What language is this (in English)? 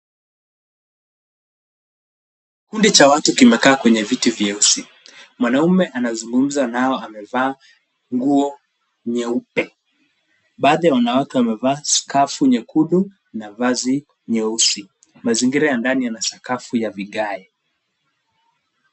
Swahili